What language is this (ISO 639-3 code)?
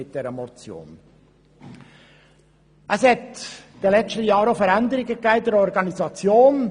gsw